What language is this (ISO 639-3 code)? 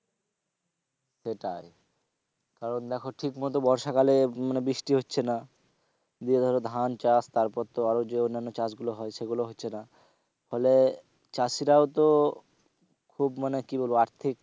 ben